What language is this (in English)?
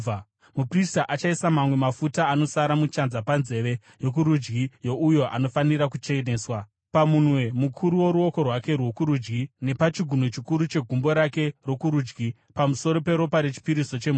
Shona